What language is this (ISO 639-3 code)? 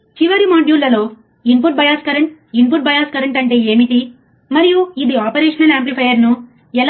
tel